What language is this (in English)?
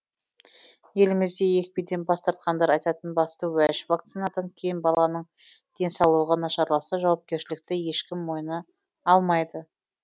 Kazakh